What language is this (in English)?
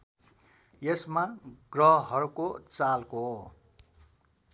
Nepali